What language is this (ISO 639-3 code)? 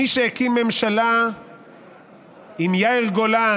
heb